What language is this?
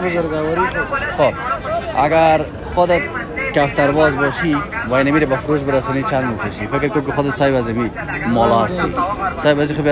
Turkish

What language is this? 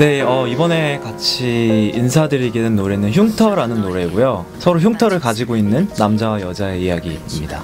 Korean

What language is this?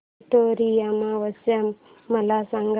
Marathi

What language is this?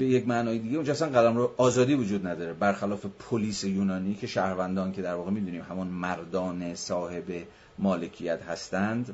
Persian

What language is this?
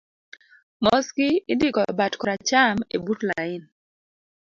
Luo (Kenya and Tanzania)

